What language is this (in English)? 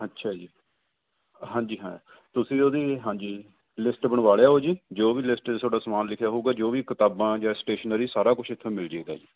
Punjabi